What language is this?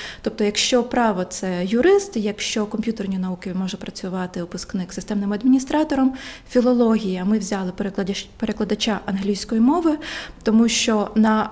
Ukrainian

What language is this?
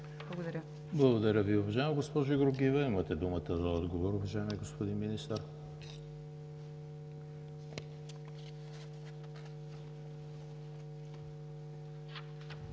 Bulgarian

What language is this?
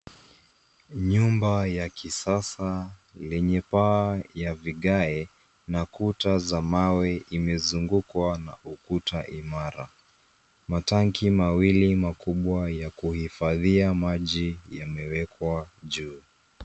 Swahili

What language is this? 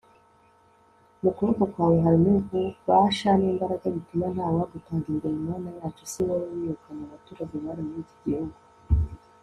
Kinyarwanda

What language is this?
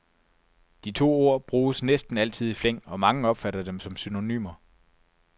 Danish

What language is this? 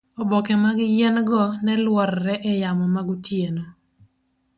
Luo (Kenya and Tanzania)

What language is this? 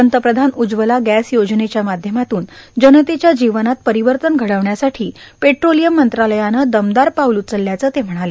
Marathi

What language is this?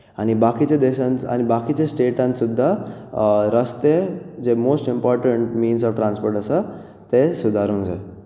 Konkani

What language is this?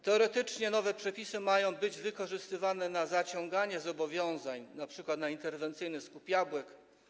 Polish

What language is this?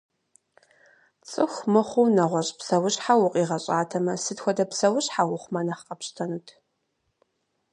Kabardian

